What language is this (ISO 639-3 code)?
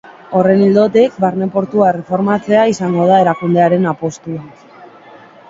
eus